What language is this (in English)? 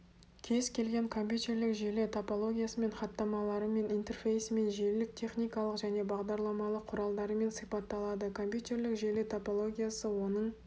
Kazakh